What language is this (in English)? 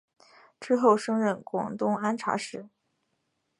Chinese